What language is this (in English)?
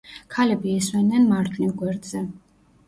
Georgian